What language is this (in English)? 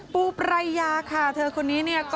Thai